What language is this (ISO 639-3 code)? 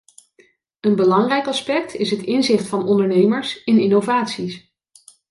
nld